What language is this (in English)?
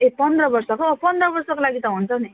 Nepali